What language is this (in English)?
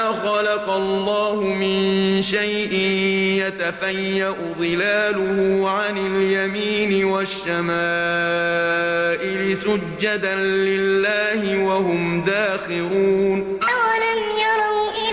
Arabic